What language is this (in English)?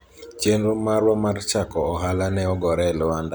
Luo (Kenya and Tanzania)